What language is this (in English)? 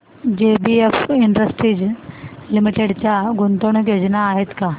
Marathi